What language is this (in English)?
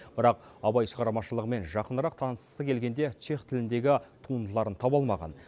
Kazakh